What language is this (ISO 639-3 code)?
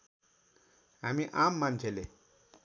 nep